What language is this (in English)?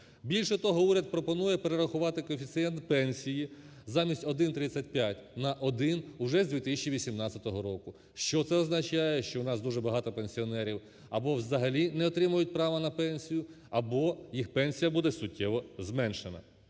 Ukrainian